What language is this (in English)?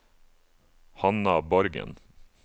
Norwegian